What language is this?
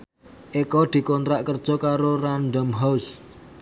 Javanese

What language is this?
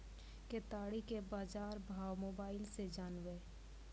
Maithili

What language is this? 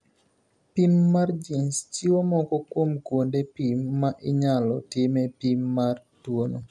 Luo (Kenya and Tanzania)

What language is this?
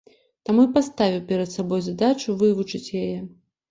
Belarusian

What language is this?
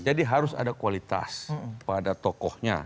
Indonesian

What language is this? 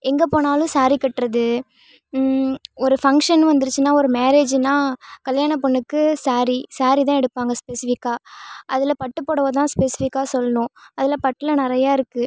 Tamil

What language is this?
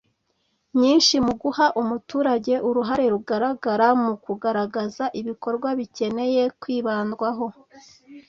Kinyarwanda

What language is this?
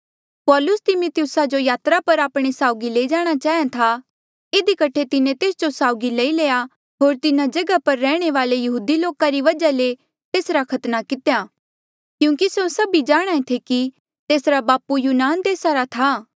Mandeali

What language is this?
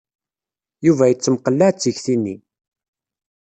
Kabyle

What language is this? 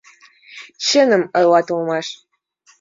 Mari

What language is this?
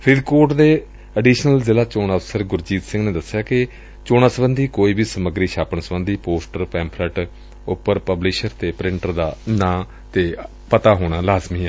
Punjabi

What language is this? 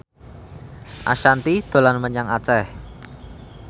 Javanese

